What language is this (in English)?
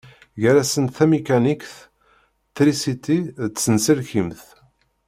Kabyle